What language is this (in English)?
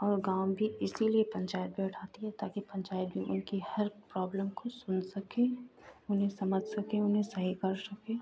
Hindi